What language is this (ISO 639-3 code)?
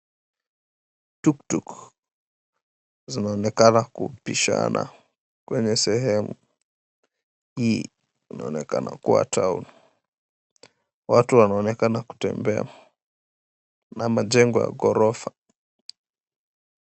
swa